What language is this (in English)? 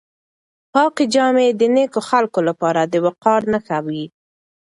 Pashto